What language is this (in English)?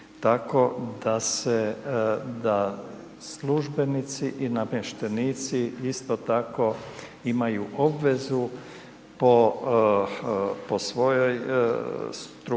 Croatian